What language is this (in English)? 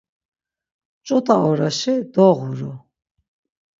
Laz